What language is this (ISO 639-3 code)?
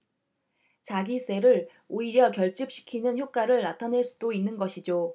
kor